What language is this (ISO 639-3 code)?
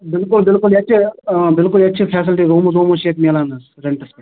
kas